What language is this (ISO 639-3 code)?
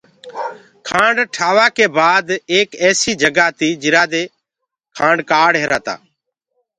ggg